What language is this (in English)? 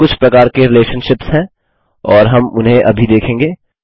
Hindi